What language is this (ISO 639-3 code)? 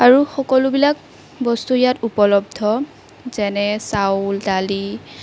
asm